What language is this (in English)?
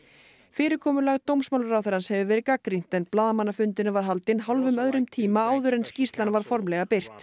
Icelandic